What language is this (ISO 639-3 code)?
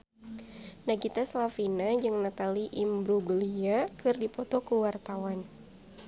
sun